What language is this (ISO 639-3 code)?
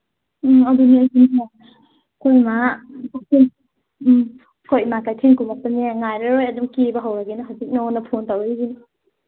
mni